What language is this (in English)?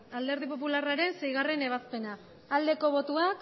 Basque